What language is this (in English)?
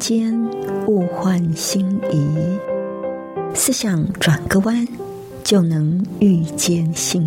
Chinese